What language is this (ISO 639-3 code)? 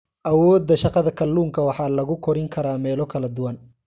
som